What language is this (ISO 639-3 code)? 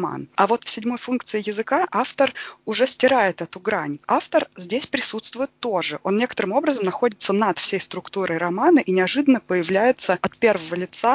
rus